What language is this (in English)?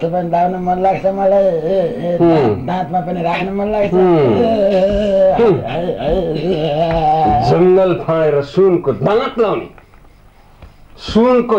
Turkish